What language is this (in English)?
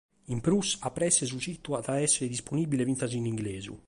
Sardinian